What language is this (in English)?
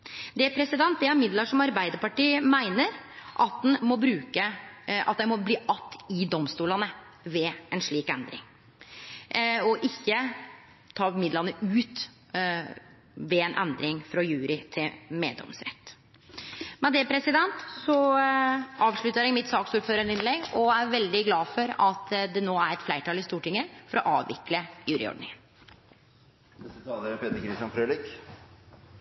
Norwegian